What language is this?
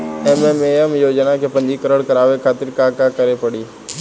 Bhojpuri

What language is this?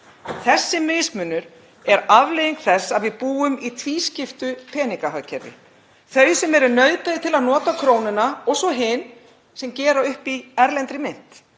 Icelandic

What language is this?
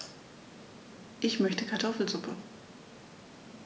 German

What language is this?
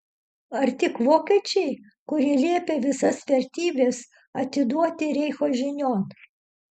Lithuanian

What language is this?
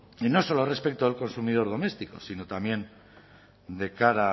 Spanish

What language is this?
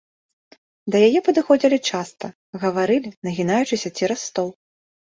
Belarusian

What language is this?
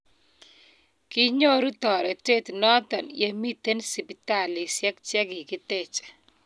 Kalenjin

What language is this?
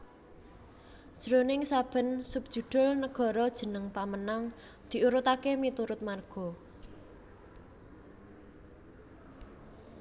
Javanese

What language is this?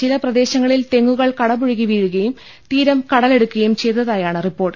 Malayalam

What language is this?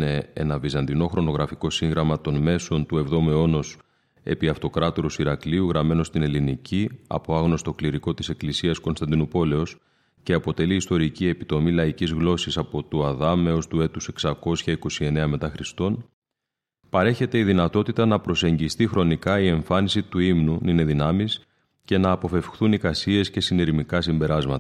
Greek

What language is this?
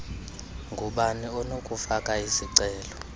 Xhosa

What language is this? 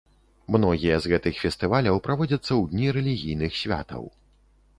Belarusian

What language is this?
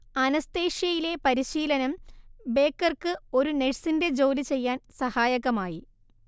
Malayalam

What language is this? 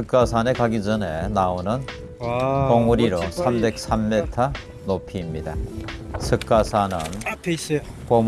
Korean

